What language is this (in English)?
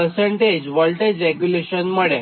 Gujarati